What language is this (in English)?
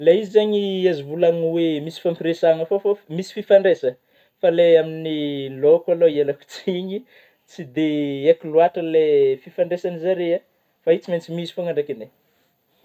Northern Betsimisaraka Malagasy